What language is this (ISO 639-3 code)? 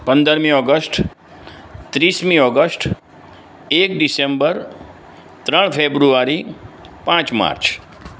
guj